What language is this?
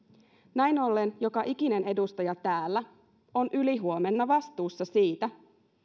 Finnish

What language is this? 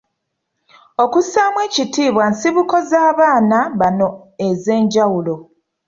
Ganda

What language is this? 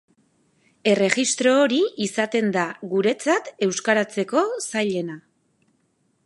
Basque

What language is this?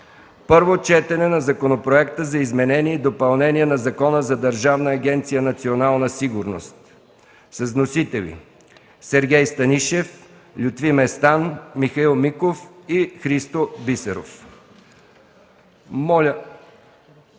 Bulgarian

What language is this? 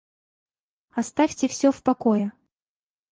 Russian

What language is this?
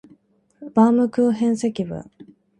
Japanese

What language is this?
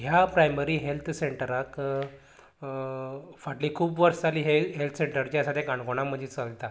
Konkani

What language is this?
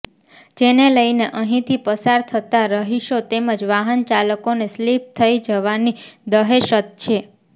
Gujarati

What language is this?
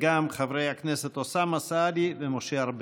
Hebrew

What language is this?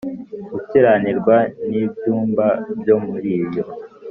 Kinyarwanda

